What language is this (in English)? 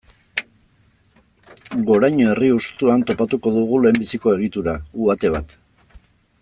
Basque